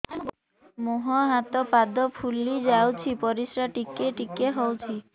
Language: Odia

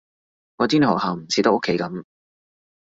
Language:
Cantonese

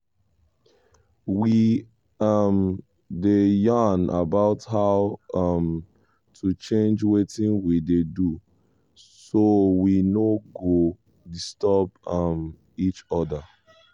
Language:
Nigerian Pidgin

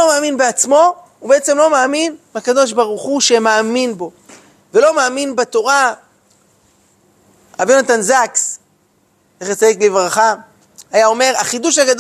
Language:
Hebrew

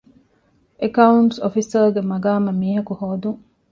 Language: Divehi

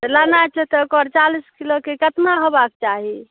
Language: Maithili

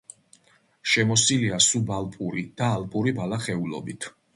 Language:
Georgian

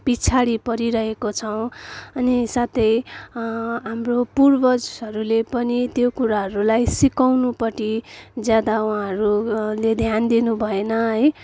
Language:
Nepali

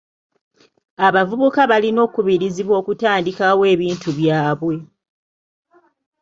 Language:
Ganda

